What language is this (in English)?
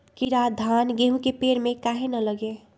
Magahi